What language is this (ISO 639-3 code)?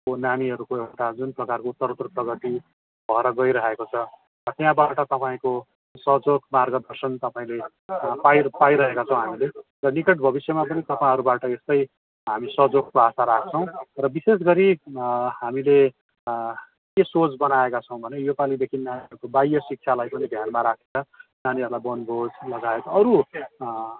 nep